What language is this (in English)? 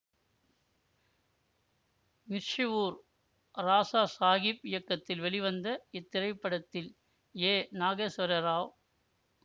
Tamil